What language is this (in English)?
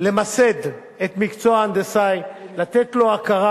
Hebrew